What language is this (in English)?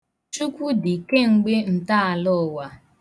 Igbo